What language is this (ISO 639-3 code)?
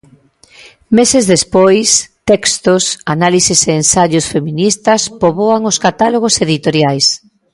glg